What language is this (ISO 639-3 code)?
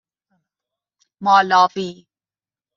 fas